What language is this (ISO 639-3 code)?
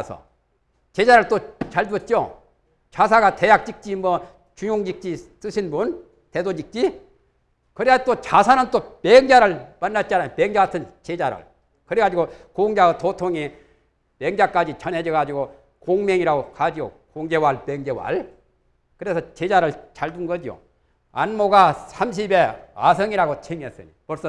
kor